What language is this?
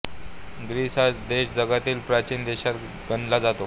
Marathi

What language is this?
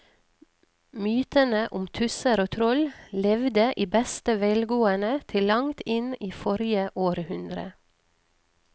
Norwegian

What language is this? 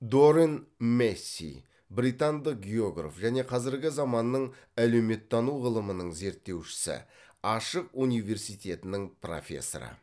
Kazakh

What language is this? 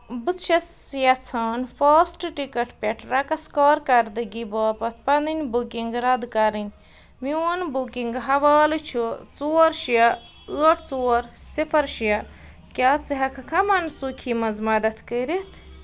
Kashmiri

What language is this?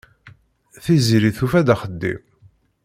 Kabyle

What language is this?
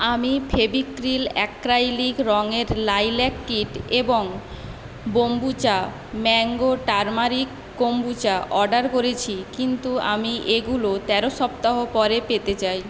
Bangla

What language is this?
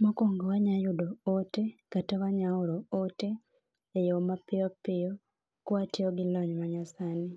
Luo (Kenya and Tanzania)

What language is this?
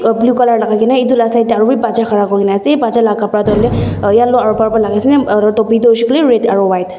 Naga Pidgin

